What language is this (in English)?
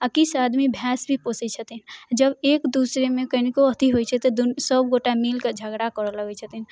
Maithili